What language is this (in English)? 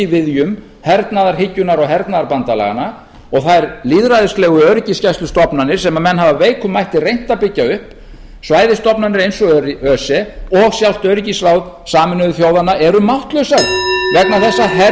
Icelandic